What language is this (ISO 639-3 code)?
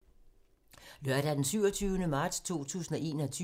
dan